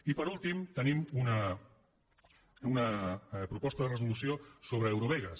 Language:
Catalan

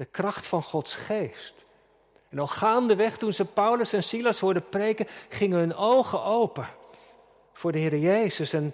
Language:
Dutch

